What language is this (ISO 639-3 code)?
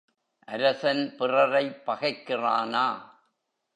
tam